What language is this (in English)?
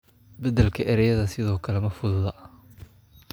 Somali